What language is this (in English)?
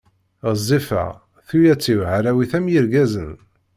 Kabyle